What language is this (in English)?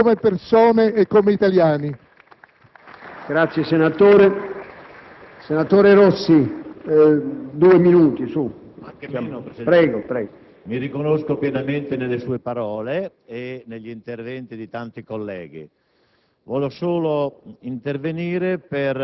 Italian